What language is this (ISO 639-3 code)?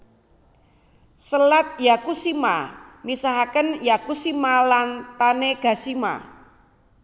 jav